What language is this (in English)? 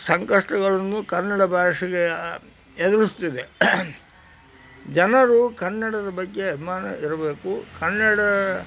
Kannada